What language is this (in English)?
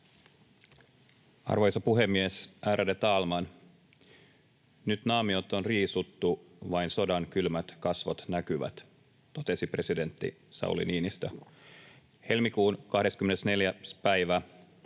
Finnish